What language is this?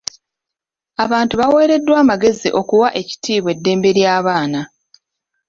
Ganda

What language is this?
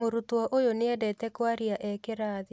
Kikuyu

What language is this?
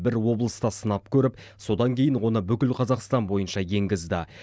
Kazakh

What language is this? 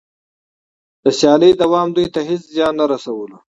Pashto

